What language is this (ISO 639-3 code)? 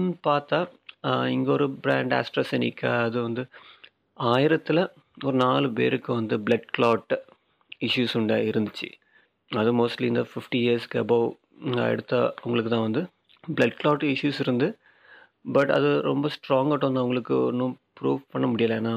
tam